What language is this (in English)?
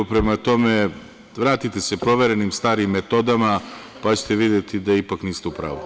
Serbian